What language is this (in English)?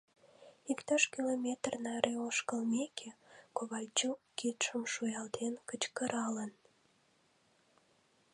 Mari